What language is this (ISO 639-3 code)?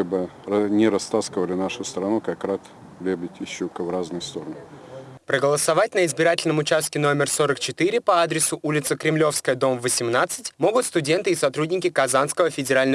rus